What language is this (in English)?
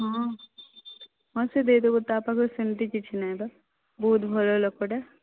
Odia